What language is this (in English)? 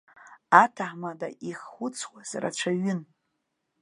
Abkhazian